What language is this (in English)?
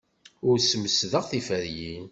Kabyle